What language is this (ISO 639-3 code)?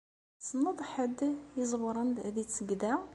kab